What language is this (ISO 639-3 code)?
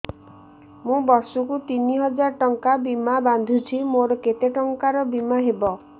ori